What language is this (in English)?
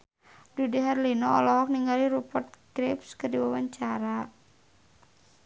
Sundanese